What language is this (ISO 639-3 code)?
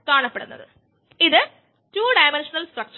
mal